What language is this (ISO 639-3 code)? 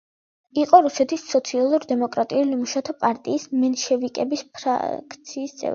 kat